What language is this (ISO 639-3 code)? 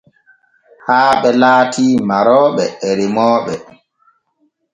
fue